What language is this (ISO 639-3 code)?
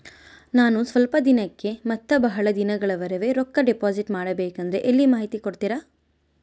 kan